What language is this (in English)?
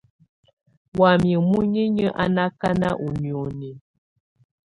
Tunen